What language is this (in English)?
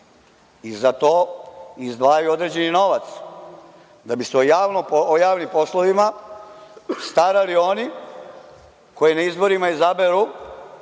Serbian